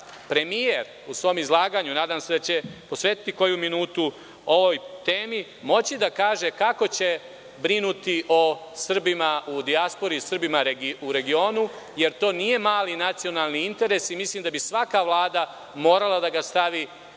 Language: Serbian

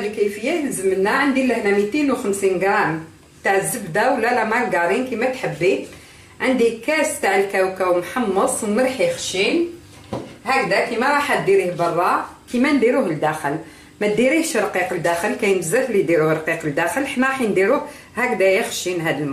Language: Arabic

